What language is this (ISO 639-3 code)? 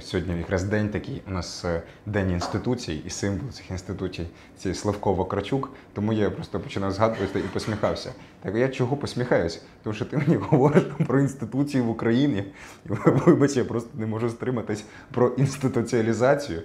ukr